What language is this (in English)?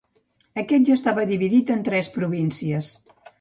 Catalan